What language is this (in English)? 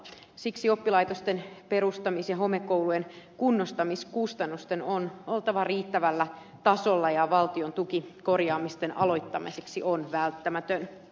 Finnish